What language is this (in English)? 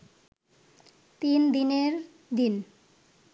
Bangla